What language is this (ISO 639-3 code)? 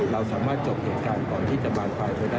tha